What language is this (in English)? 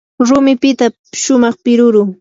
Yanahuanca Pasco Quechua